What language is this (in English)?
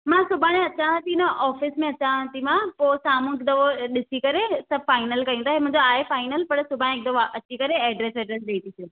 Sindhi